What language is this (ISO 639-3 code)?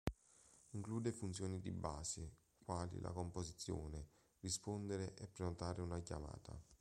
ita